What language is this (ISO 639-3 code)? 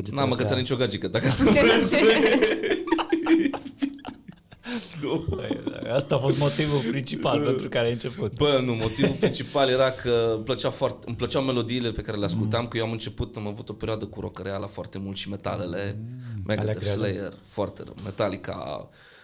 ron